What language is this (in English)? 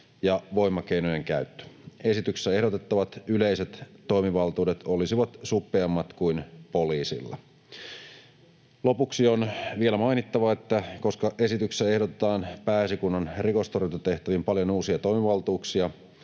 Finnish